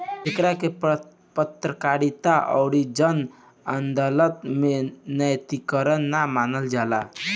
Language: Bhojpuri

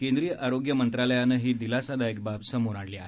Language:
Marathi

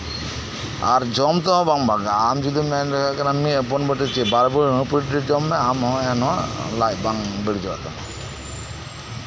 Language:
Santali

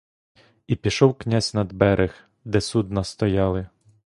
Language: Ukrainian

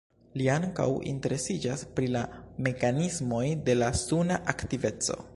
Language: Esperanto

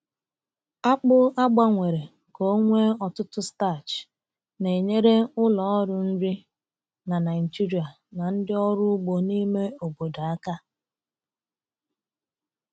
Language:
Igbo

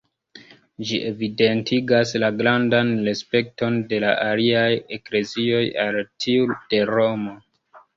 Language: Esperanto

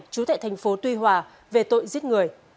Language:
Vietnamese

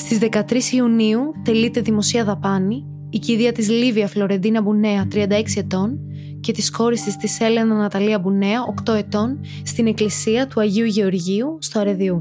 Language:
Greek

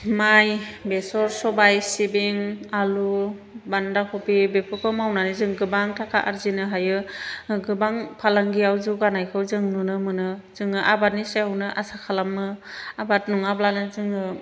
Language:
Bodo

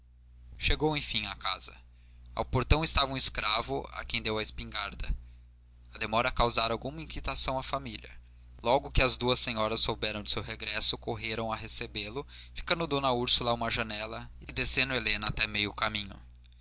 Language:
Portuguese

